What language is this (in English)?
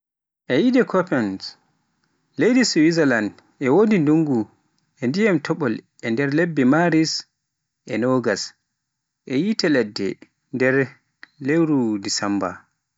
Pular